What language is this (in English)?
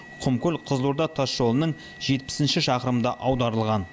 Kazakh